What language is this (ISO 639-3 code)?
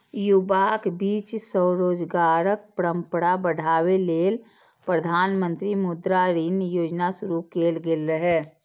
mai